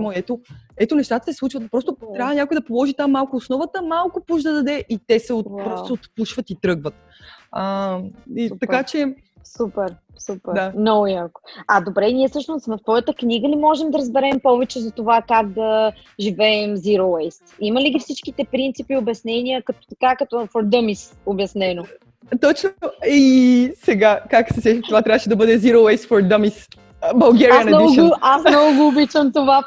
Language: Bulgarian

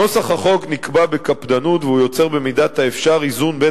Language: Hebrew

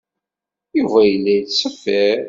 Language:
Kabyle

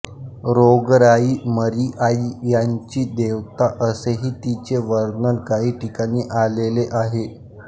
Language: Marathi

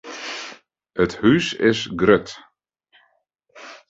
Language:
Western Frisian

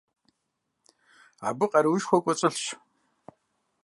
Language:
Kabardian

